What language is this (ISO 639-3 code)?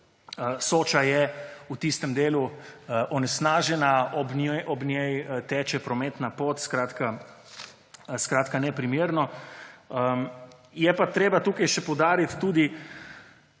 slv